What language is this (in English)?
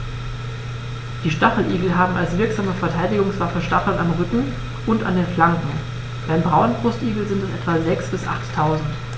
German